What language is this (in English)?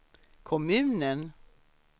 Swedish